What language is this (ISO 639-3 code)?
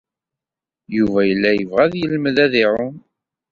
kab